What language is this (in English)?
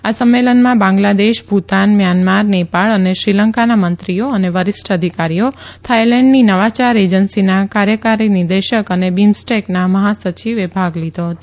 Gujarati